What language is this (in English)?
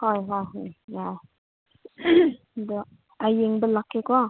Manipuri